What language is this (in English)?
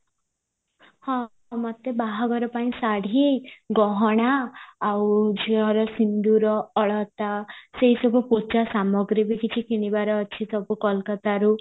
Odia